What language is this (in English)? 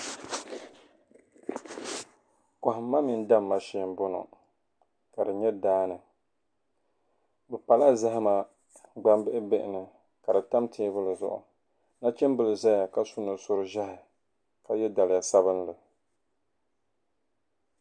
Dagbani